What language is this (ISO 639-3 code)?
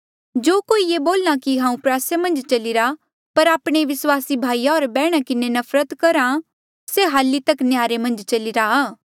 mjl